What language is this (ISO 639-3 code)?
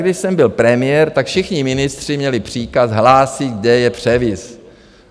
ces